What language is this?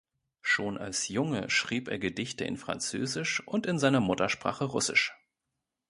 German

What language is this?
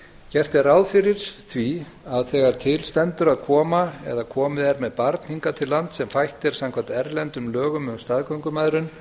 Icelandic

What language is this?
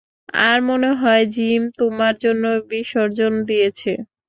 Bangla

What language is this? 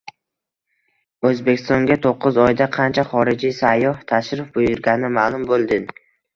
Uzbek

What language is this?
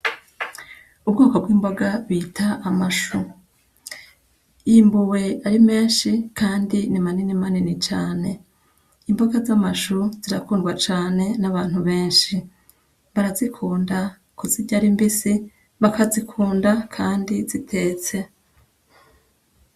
Rundi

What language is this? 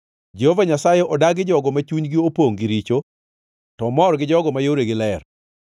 Luo (Kenya and Tanzania)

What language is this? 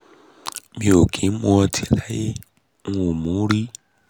Yoruba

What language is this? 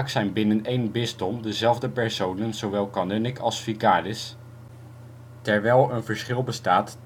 Dutch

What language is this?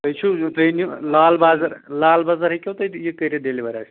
Kashmiri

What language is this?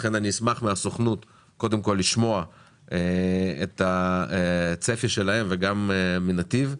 Hebrew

